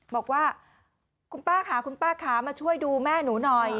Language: Thai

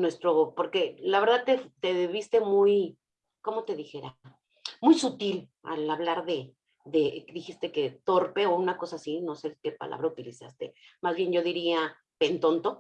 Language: Spanish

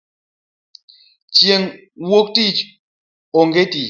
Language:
Luo (Kenya and Tanzania)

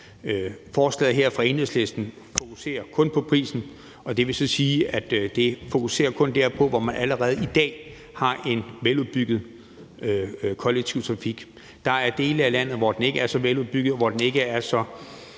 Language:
Danish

